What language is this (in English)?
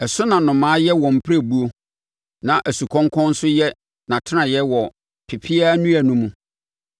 Akan